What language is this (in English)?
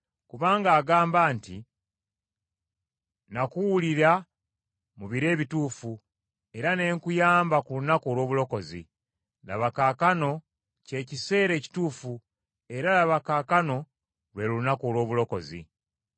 Ganda